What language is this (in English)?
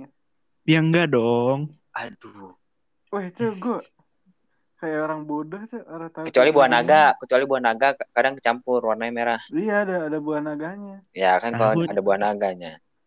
Indonesian